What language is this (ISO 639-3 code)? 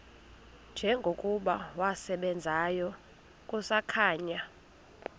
xho